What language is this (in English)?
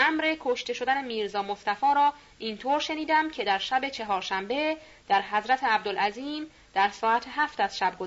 Persian